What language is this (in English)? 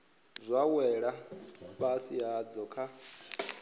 Venda